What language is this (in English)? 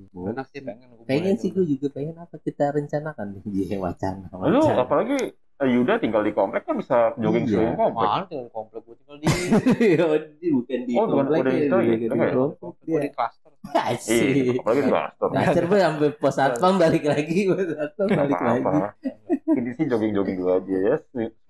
Indonesian